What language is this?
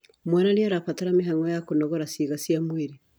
Kikuyu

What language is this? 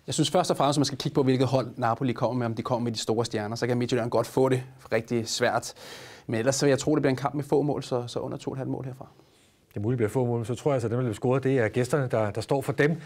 Danish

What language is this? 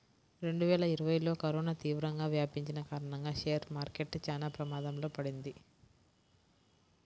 Telugu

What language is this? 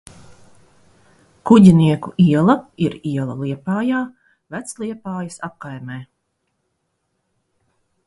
Latvian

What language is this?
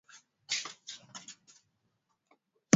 Swahili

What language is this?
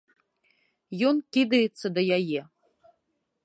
Belarusian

